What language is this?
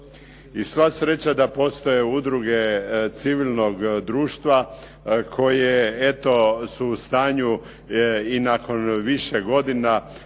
Croatian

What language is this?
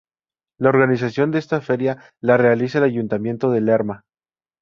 Spanish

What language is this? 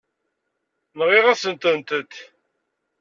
Kabyle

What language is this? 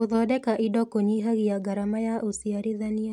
Kikuyu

